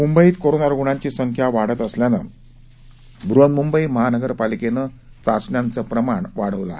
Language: Marathi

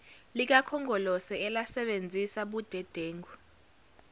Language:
Zulu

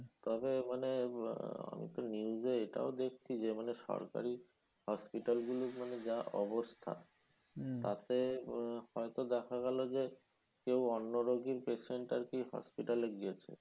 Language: Bangla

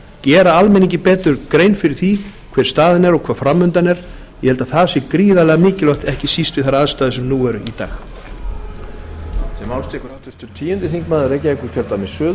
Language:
Icelandic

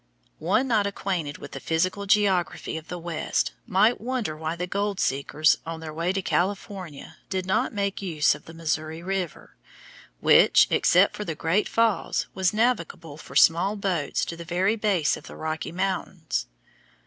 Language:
English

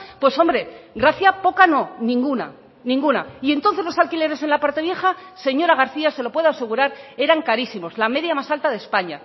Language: Spanish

